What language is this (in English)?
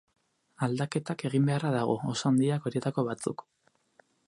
Basque